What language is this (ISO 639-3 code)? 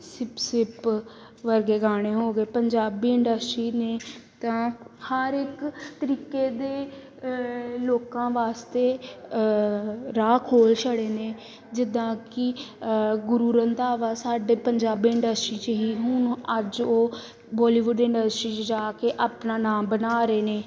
pan